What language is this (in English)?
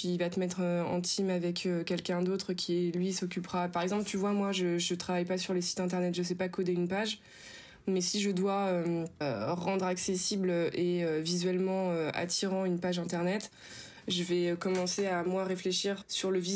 French